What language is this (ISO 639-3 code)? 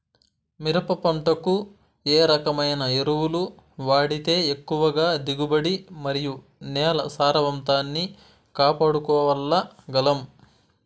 tel